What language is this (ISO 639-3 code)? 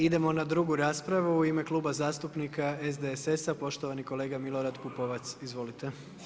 hrv